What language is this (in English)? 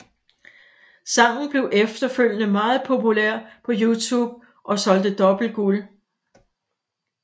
Danish